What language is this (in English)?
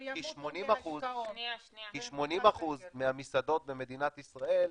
Hebrew